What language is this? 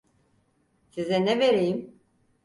Turkish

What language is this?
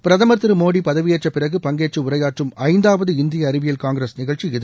Tamil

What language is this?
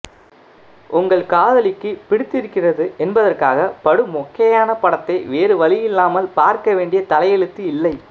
Tamil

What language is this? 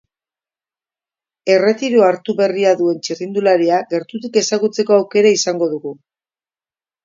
Basque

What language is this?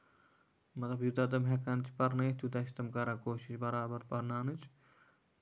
Kashmiri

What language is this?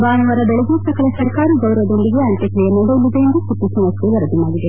Kannada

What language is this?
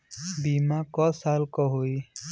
Bhojpuri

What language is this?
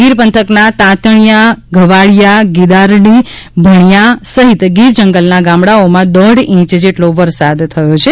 Gujarati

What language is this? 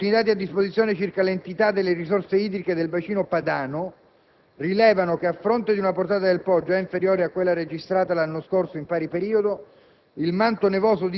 Italian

